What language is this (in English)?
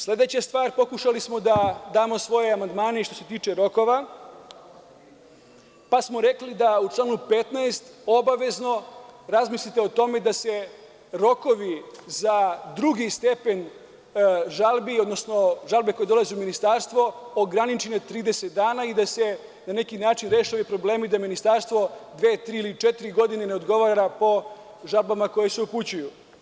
Serbian